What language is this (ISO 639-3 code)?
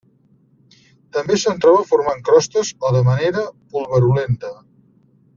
cat